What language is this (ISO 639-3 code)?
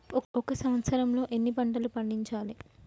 tel